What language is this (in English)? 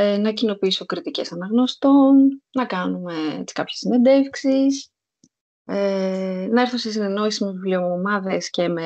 Greek